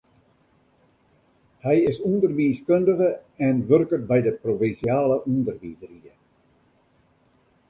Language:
Western Frisian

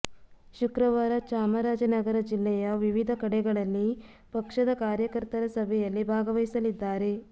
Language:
Kannada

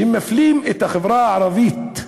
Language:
Hebrew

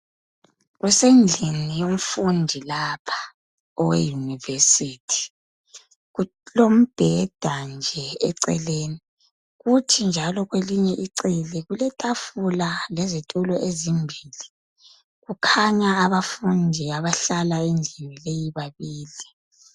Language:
North Ndebele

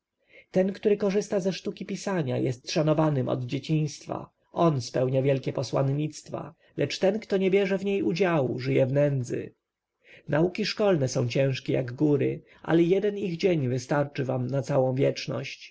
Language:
Polish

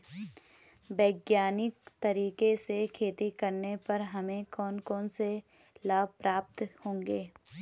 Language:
Hindi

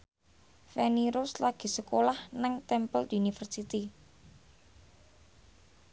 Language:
Javanese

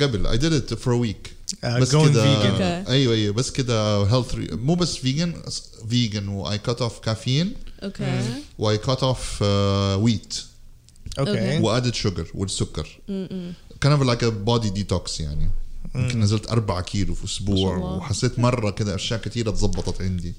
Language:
Arabic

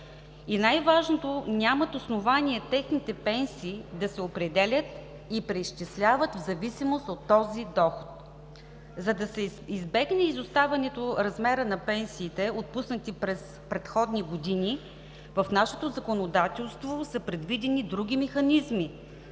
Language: Bulgarian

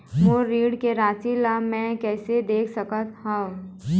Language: Chhattisgarhi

